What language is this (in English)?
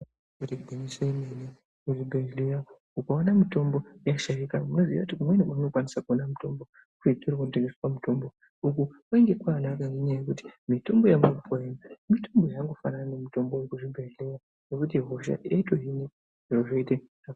Ndau